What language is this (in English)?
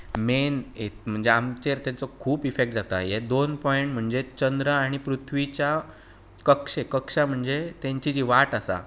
Konkani